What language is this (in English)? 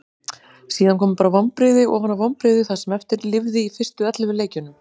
Icelandic